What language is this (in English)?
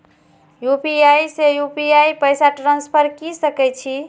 Maithili